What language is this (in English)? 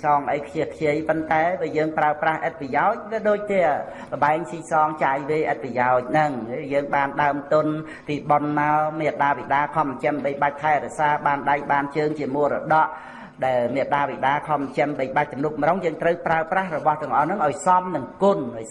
Vietnamese